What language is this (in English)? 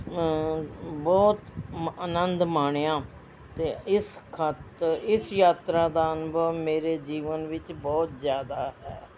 Punjabi